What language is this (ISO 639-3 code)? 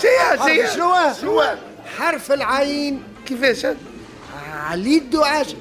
ara